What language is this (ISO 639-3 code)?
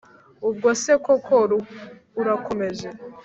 kin